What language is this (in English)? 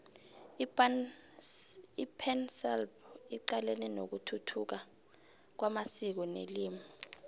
South Ndebele